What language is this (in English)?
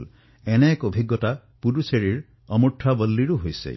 Assamese